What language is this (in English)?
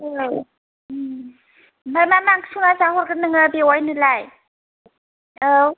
Bodo